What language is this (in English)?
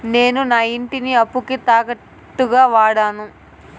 Telugu